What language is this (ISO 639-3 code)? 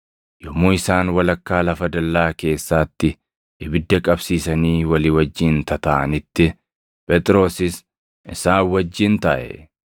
orm